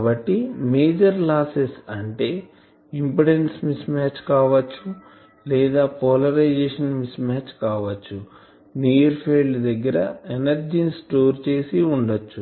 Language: Telugu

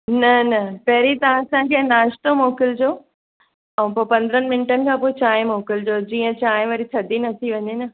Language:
Sindhi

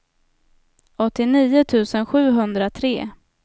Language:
Swedish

